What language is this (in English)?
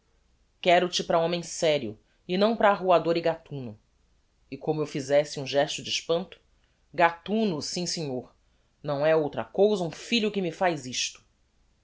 Portuguese